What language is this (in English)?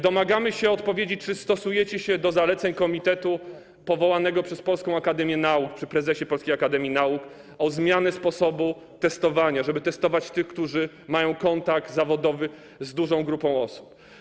Polish